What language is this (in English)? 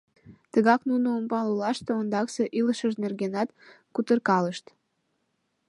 Mari